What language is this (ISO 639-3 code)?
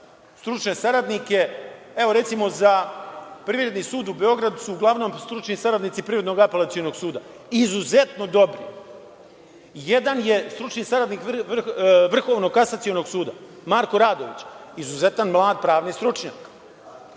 srp